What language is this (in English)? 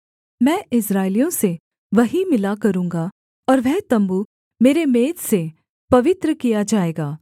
Hindi